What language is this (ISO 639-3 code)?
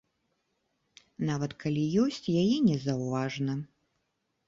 bel